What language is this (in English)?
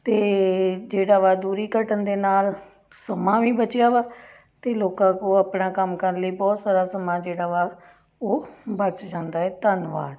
Punjabi